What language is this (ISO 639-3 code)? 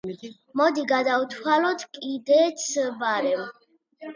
kat